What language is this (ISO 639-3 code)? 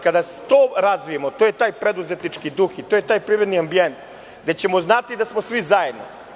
srp